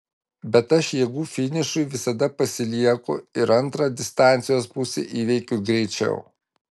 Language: Lithuanian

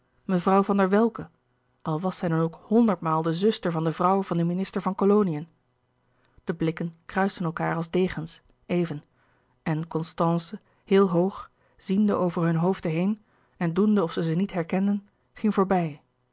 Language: Dutch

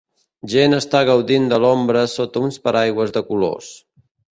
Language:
Catalan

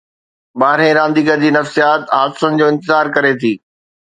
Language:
Sindhi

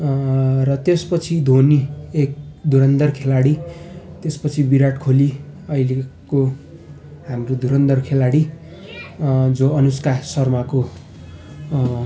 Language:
Nepali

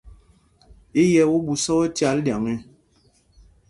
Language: Mpumpong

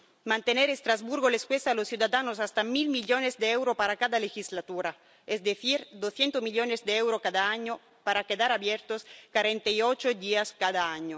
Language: Spanish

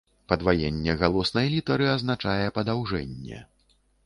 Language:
Belarusian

